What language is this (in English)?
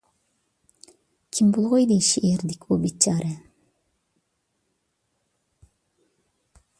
Uyghur